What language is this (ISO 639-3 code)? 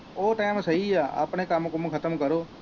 pan